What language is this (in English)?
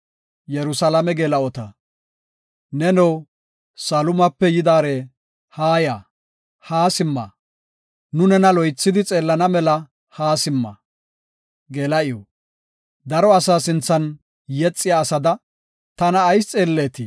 Gofa